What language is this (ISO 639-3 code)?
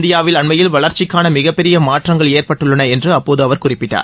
tam